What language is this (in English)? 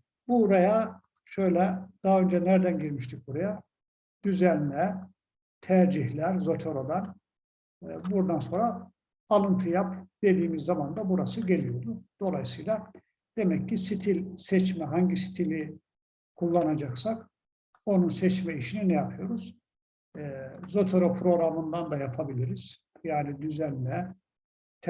Turkish